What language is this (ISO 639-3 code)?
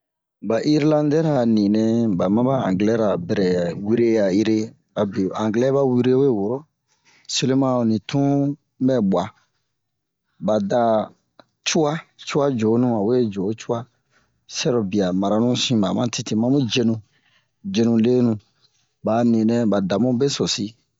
bmq